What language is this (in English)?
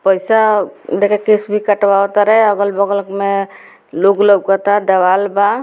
Bhojpuri